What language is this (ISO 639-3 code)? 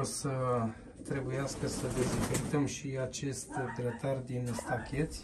ron